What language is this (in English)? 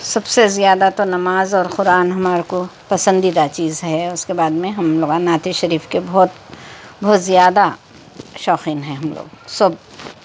Urdu